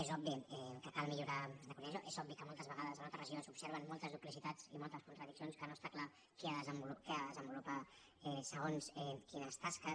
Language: Catalan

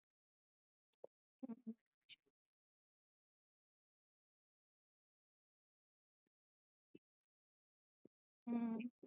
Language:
Punjabi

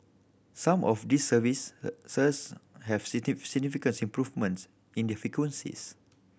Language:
English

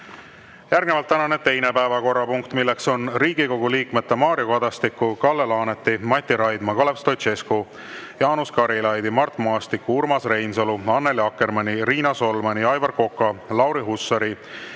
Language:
Estonian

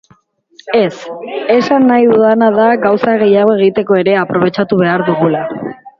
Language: Basque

